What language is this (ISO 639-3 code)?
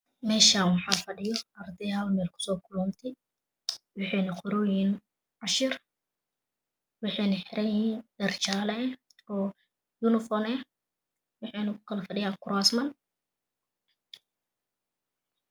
som